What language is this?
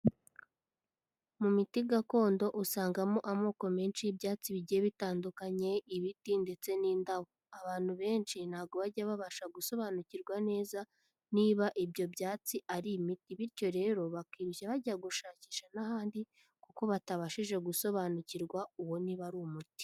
Kinyarwanda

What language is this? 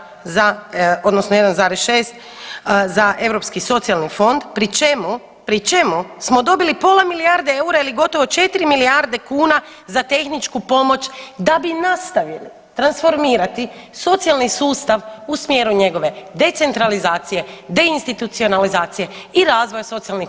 Croatian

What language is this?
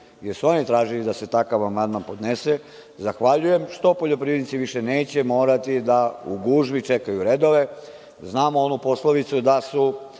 Serbian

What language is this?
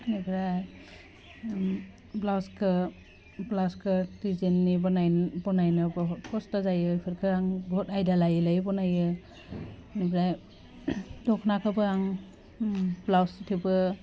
Bodo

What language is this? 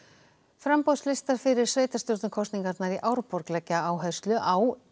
Icelandic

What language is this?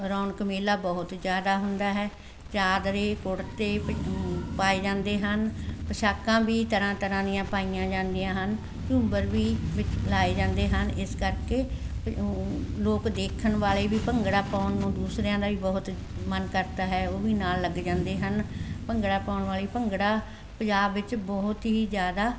Punjabi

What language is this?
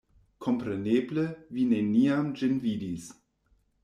Esperanto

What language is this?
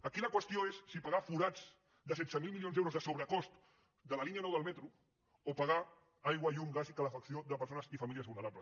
Catalan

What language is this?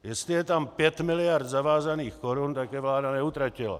Czech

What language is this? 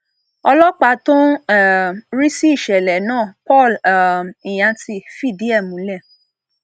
Yoruba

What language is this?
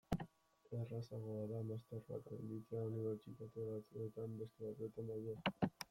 Basque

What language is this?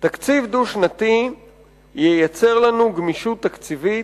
Hebrew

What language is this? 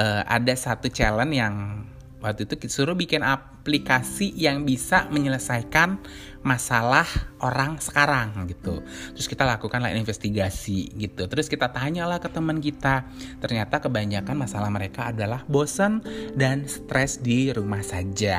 Indonesian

